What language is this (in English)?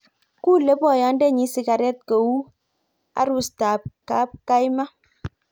Kalenjin